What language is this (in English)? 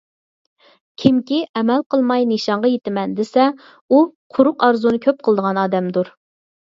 Uyghur